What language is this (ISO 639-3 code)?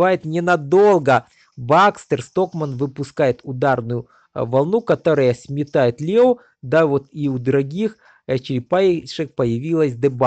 rus